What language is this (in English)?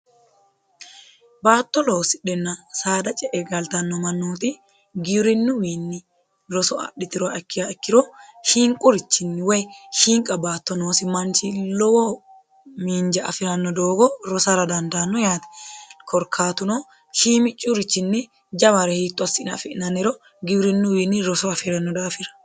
Sidamo